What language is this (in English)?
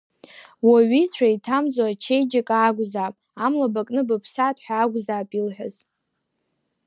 Abkhazian